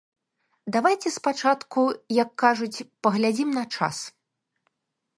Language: Belarusian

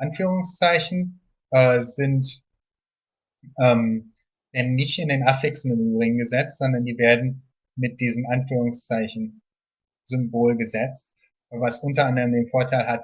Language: German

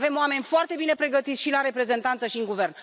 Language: Romanian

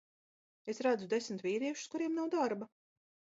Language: Latvian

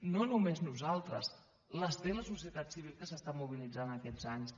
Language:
Catalan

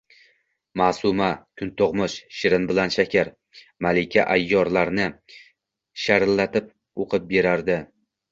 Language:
Uzbek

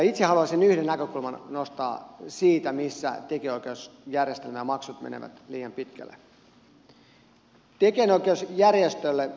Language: Finnish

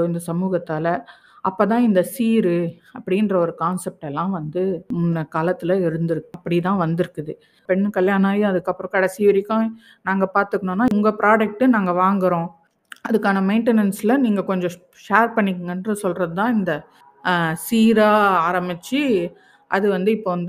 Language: Tamil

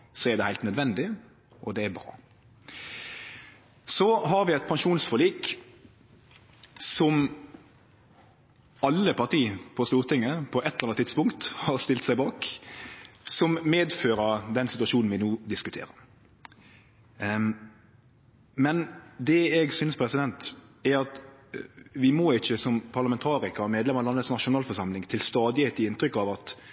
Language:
Norwegian Nynorsk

